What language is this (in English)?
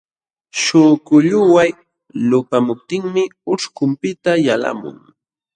Jauja Wanca Quechua